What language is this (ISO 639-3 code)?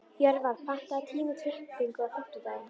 isl